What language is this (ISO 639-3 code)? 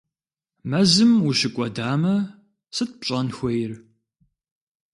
kbd